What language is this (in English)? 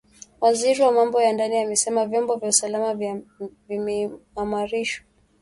Swahili